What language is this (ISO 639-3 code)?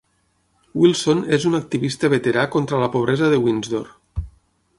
cat